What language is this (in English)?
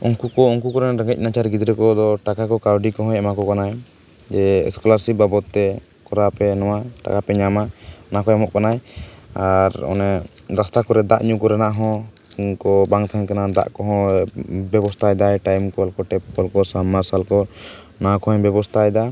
Santali